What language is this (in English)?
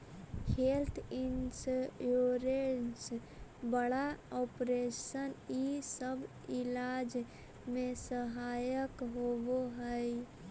Magahi